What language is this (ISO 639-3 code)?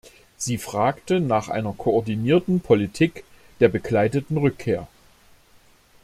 deu